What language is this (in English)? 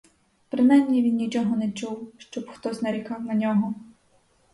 Ukrainian